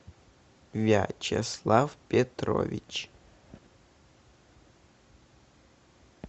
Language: Russian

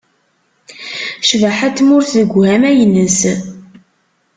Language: Kabyle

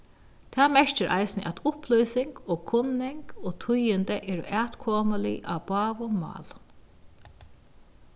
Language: Faroese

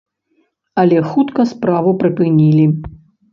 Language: Belarusian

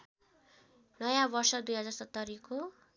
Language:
Nepali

